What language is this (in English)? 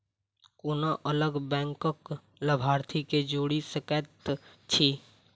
Maithili